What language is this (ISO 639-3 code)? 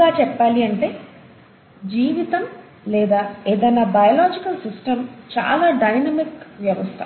tel